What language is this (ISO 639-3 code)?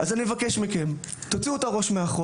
heb